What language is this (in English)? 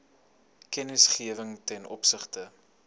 Afrikaans